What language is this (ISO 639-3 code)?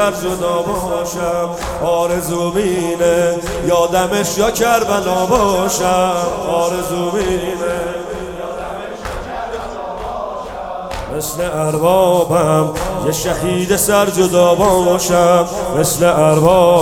fas